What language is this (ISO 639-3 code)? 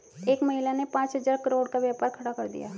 hin